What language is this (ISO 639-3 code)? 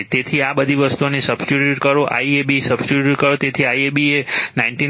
guj